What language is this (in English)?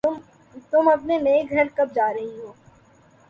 Urdu